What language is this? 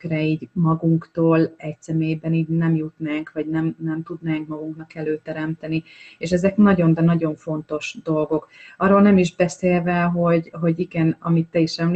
Hungarian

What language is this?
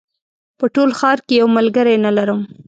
Pashto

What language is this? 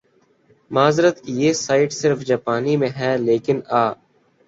Urdu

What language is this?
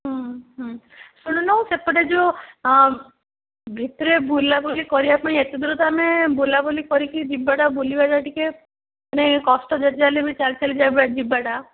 Odia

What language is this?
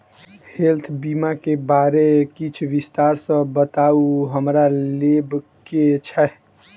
Maithili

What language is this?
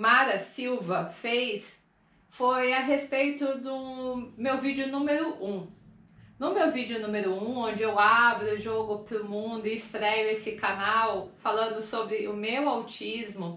Portuguese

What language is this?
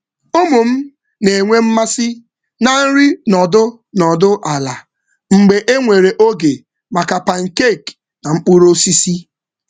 Igbo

